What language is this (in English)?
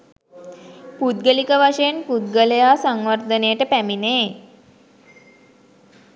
Sinhala